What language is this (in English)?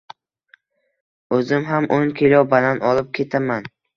Uzbek